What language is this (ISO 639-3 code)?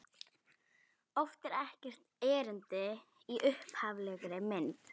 isl